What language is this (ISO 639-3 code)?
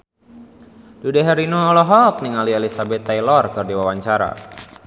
sun